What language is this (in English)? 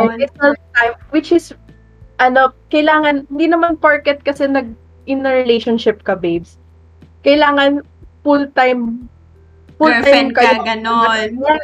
Filipino